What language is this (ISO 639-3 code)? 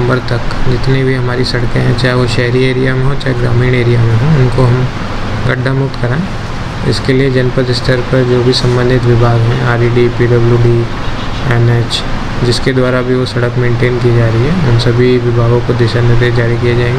hin